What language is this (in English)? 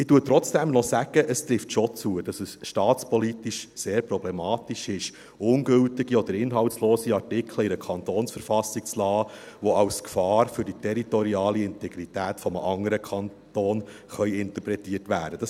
Swiss German